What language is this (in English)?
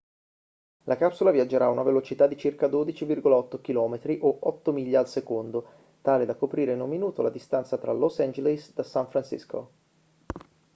Italian